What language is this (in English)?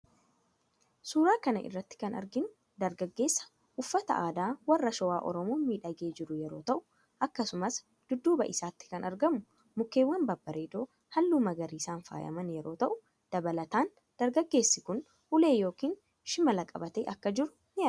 Oromo